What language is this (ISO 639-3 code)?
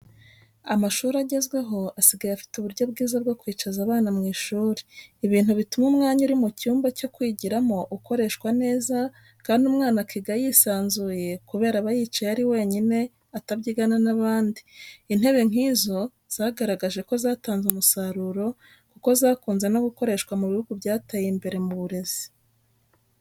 kin